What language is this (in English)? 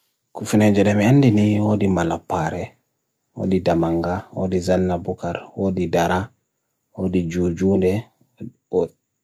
Bagirmi Fulfulde